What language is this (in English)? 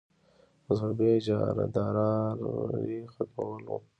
Pashto